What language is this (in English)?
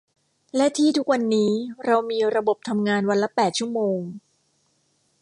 Thai